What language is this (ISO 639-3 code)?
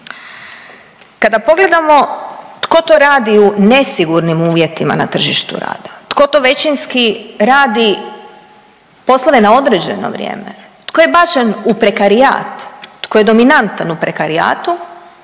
hrv